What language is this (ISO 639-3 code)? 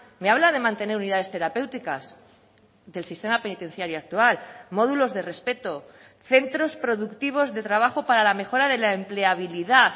spa